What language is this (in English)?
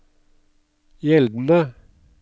Norwegian